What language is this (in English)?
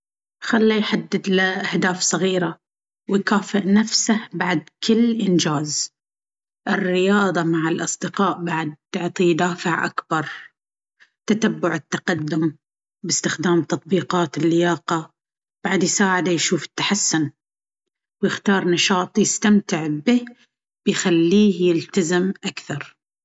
Baharna Arabic